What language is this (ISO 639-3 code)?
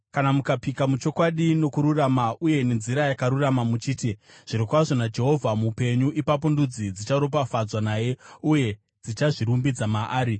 sna